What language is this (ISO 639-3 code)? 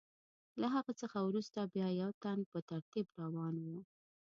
pus